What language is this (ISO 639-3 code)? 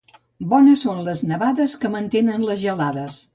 cat